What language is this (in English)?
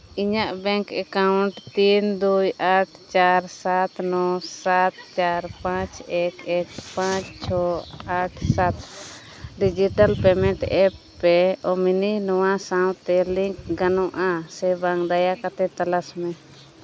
Santali